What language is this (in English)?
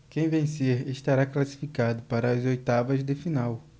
Portuguese